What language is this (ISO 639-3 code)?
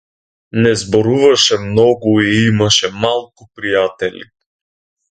mkd